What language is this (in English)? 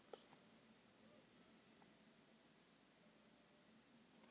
Icelandic